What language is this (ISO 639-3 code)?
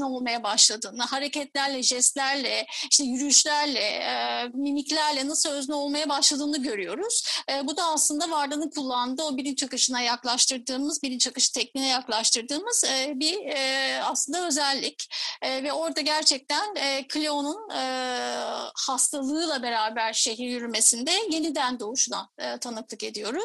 tur